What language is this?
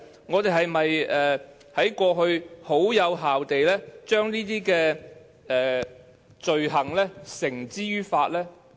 Cantonese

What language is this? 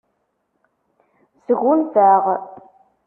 Kabyle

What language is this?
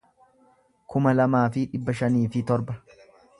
Oromo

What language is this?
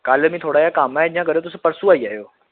Dogri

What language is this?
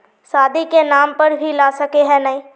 Magahi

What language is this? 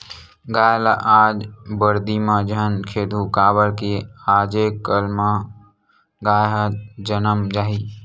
Chhattisgarhi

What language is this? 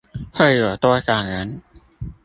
Chinese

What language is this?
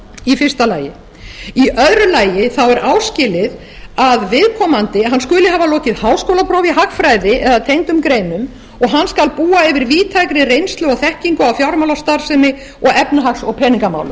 Icelandic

